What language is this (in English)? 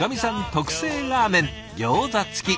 Japanese